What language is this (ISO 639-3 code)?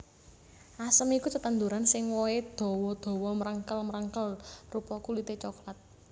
jav